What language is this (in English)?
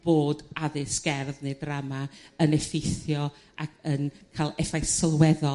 Welsh